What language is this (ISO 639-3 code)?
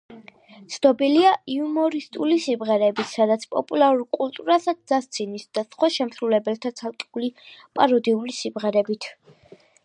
kat